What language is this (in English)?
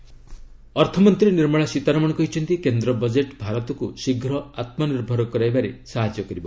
Odia